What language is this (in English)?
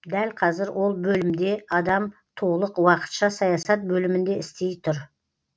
Kazakh